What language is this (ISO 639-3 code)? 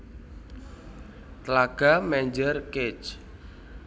jav